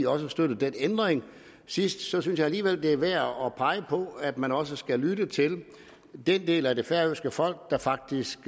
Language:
Danish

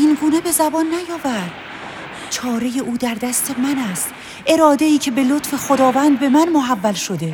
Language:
Persian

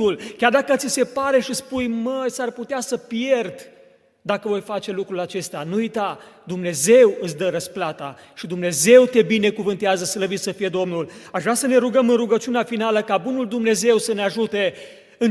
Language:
Romanian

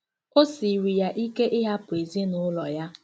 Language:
Igbo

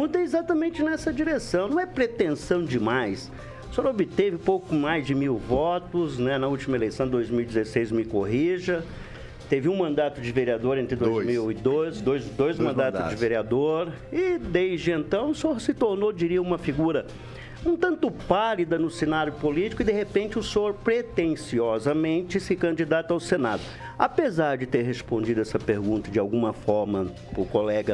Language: Portuguese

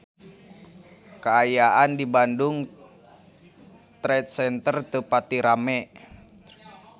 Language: Sundanese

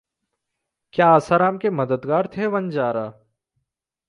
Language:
Hindi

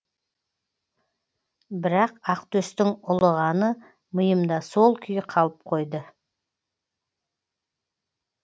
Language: Kazakh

